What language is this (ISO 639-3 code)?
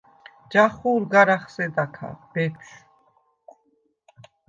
sva